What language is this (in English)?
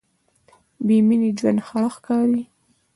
Pashto